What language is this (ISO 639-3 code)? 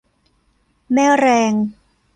tha